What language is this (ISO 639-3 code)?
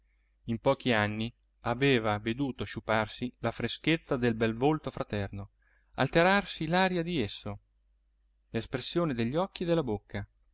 ita